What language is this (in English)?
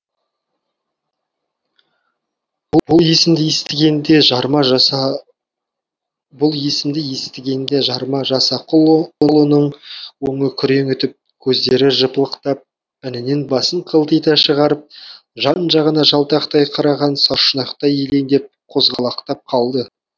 Kazakh